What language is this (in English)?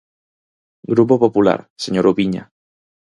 Galician